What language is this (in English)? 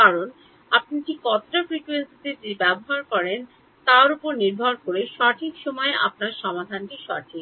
Bangla